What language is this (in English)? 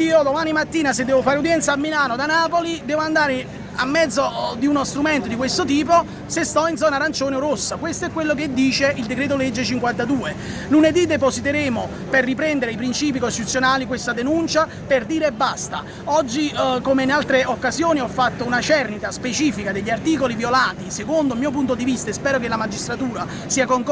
Italian